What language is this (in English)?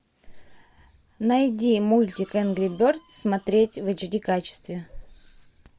Russian